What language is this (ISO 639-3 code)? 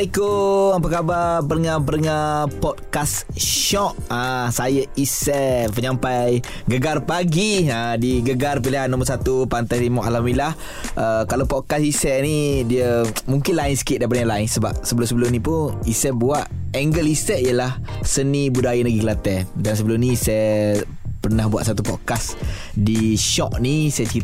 msa